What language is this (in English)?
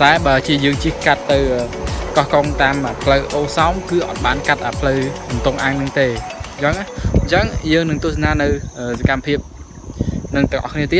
Vietnamese